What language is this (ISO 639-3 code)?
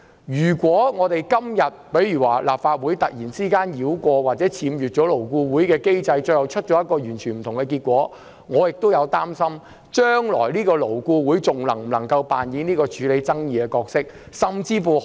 yue